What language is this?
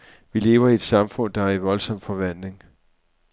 Danish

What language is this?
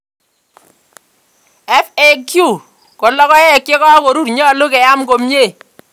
Kalenjin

